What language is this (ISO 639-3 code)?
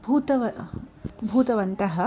san